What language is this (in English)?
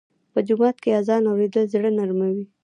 Pashto